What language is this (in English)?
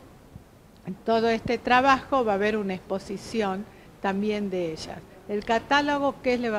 Spanish